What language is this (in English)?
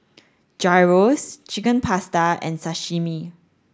English